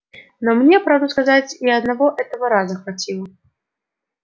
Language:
Russian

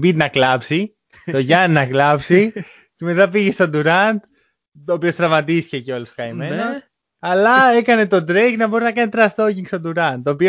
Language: Greek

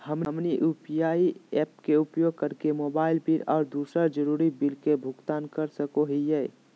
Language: Magahi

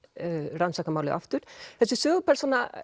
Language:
Icelandic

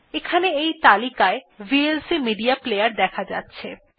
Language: Bangla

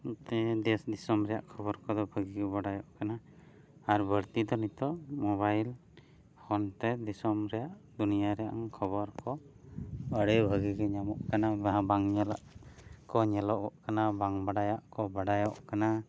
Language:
Santali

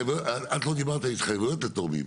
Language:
Hebrew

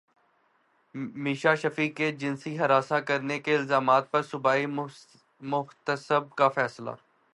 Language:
Urdu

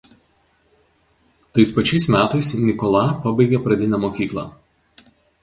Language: Lithuanian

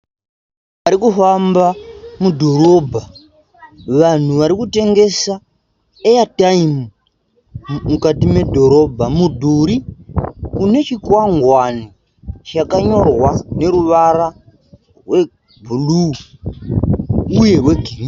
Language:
Shona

